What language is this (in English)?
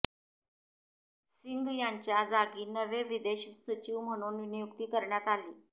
Marathi